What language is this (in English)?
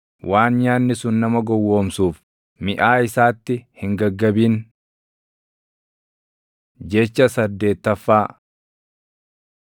Oromo